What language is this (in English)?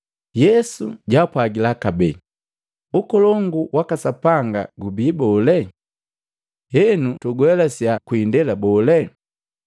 Matengo